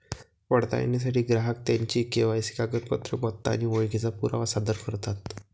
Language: Marathi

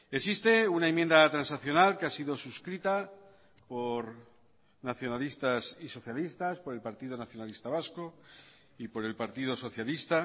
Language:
Spanish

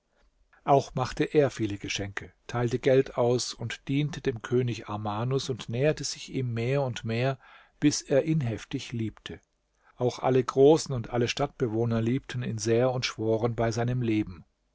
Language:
German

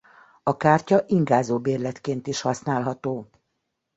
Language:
Hungarian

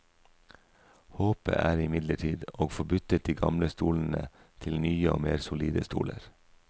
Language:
Norwegian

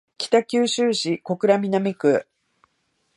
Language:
Japanese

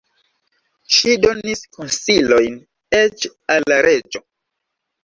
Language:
Esperanto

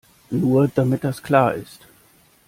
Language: German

